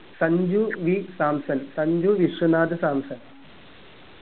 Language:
Malayalam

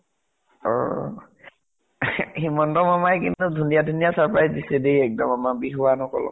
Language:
Assamese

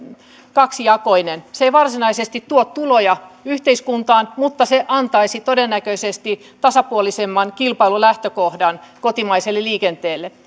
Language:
Finnish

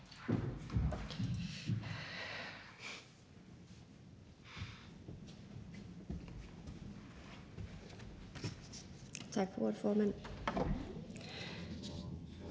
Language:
Danish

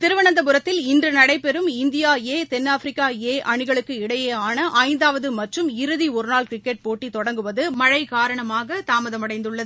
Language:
Tamil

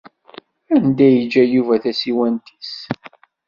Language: Kabyle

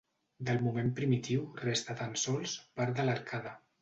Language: Catalan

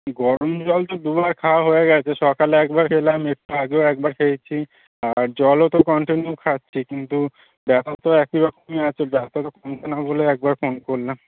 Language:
Bangla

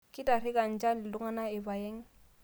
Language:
Masai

